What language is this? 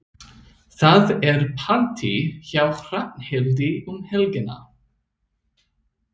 Icelandic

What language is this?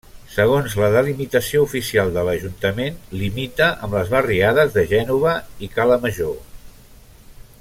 Catalan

